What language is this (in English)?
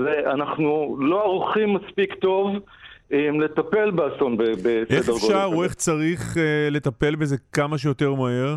Hebrew